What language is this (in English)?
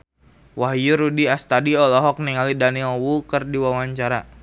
Sundanese